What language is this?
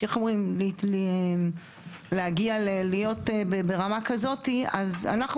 Hebrew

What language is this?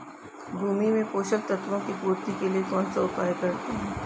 Hindi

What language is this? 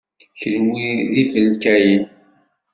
Kabyle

